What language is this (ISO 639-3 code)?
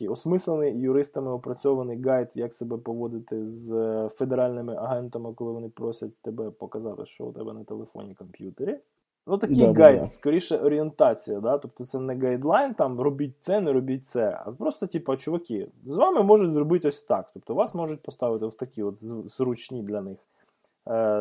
ukr